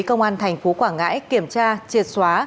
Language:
Vietnamese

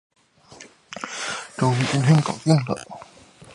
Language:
Chinese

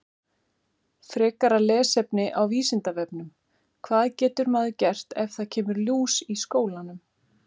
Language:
Icelandic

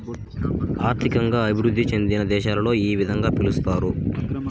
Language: Telugu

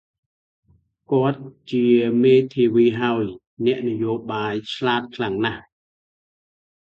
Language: Khmer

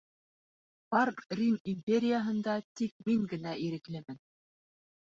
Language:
Bashkir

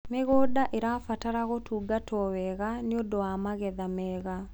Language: Kikuyu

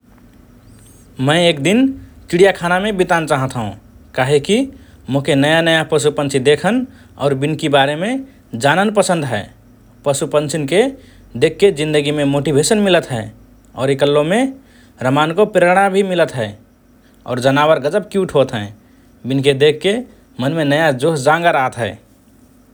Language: Rana Tharu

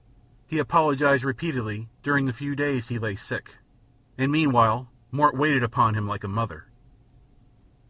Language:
English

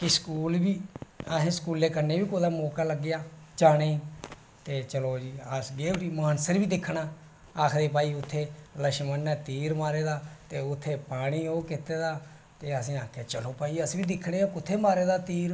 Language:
Dogri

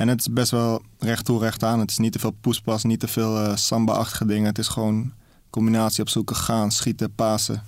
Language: Dutch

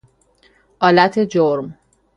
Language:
Persian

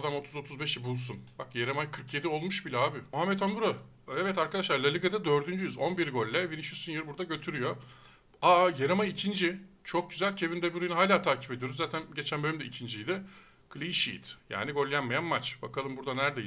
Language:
Turkish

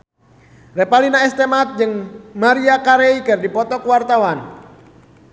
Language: Sundanese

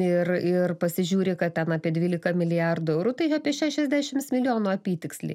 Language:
Lithuanian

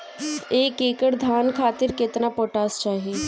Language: Bhojpuri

